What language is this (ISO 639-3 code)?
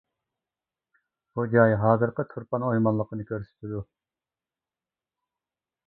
uig